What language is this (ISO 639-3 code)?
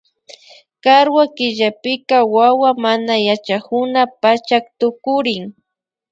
qvi